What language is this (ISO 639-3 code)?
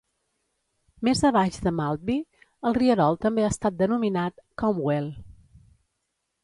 cat